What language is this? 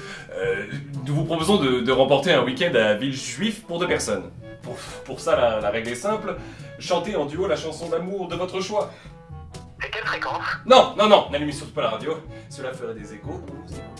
French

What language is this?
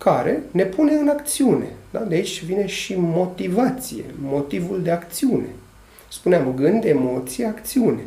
Romanian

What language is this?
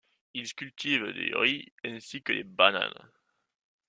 French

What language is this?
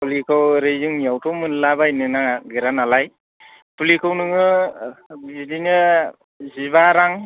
Bodo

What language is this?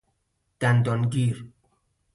Persian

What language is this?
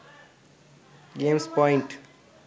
Sinhala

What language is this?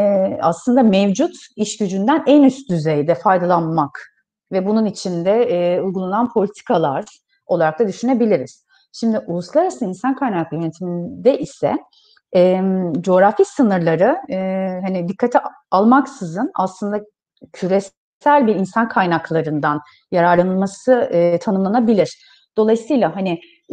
Turkish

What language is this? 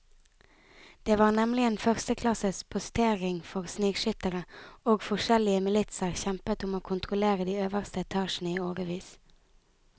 Norwegian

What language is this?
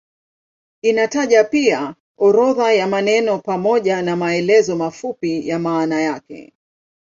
Swahili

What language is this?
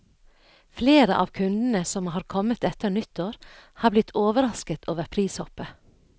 Norwegian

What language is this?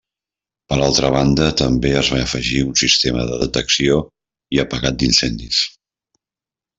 Catalan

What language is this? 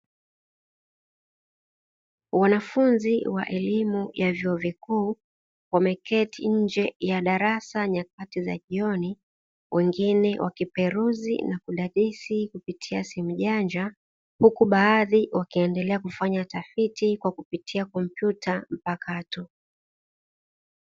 Swahili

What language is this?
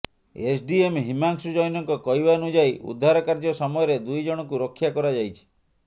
Odia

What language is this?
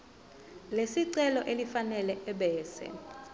Zulu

